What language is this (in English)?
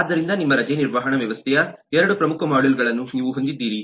Kannada